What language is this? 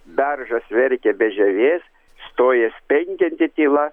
Lithuanian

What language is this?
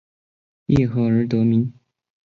Chinese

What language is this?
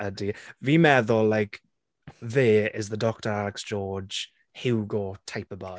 Welsh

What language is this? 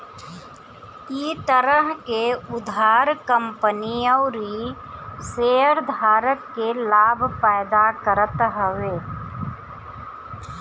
Bhojpuri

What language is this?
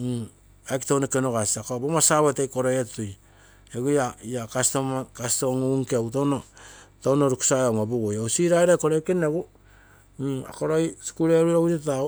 Terei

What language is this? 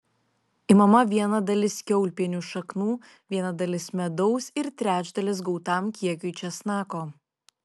Lithuanian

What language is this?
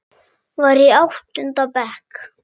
Icelandic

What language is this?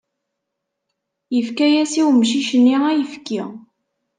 Kabyle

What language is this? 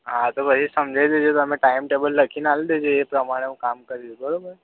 Gujarati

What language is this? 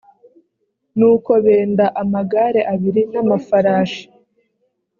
Kinyarwanda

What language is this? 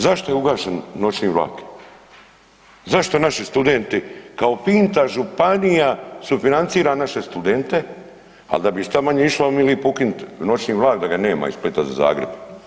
Croatian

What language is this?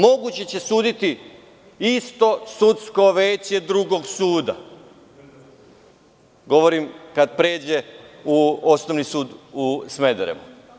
Serbian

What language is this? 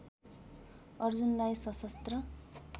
Nepali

